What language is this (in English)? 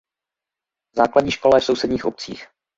Czech